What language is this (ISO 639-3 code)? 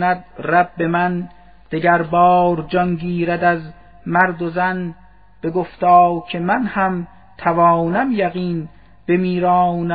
fas